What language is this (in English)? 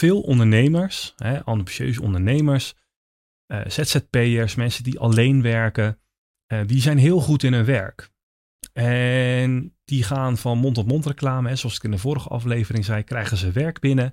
Dutch